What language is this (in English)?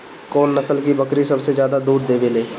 Bhojpuri